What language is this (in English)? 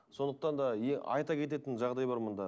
Kazakh